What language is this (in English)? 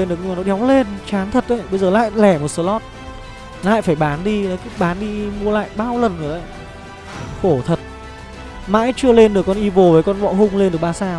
Vietnamese